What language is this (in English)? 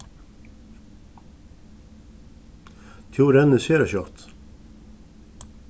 Faroese